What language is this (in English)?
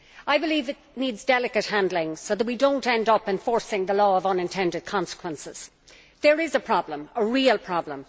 English